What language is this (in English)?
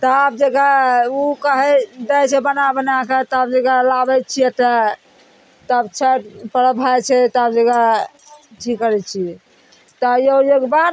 Maithili